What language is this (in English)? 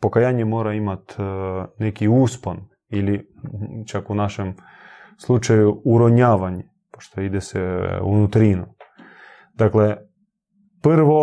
Croatian